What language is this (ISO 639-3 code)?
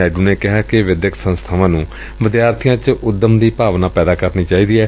pan